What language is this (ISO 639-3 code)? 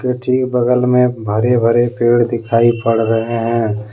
hin